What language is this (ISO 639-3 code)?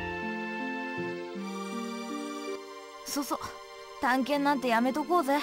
jpn